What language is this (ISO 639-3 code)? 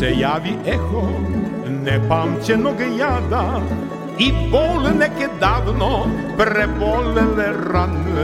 hrv